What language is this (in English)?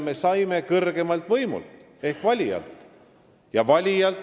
Estonian